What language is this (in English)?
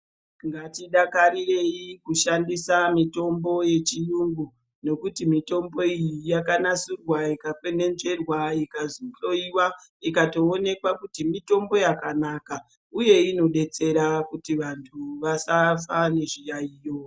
Ndau